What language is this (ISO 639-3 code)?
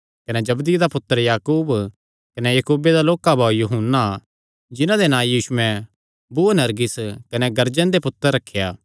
xnr